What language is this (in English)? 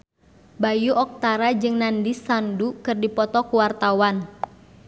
Sundanese